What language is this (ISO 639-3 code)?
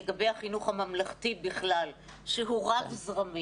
heb